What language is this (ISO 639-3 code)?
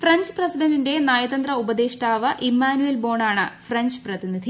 mal